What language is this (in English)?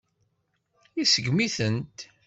Kabyle